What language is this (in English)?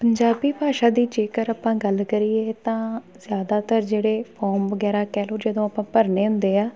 Punjabi